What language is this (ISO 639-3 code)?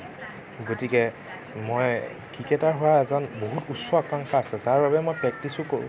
asm